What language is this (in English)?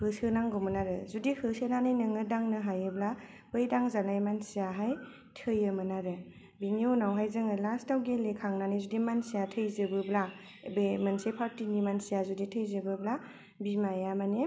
Bodo